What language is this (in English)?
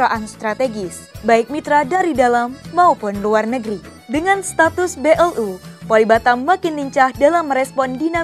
Indonesian